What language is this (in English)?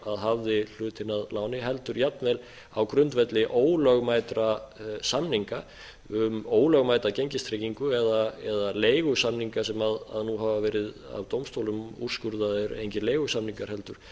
Icelandic